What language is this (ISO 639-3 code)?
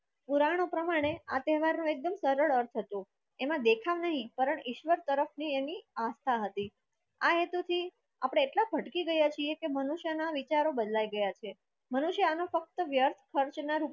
guj